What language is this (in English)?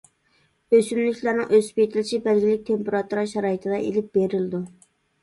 Uyghur